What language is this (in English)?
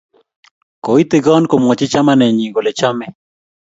Kalenjin